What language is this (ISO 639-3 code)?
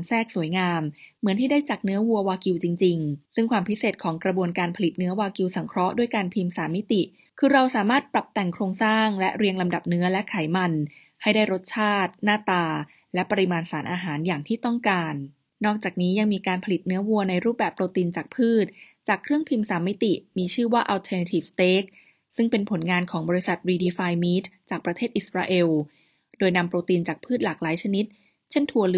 tha